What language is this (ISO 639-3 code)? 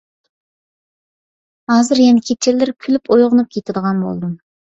uig